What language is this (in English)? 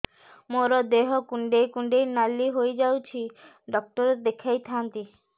Odia